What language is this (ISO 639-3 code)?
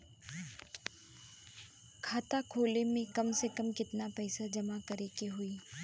bho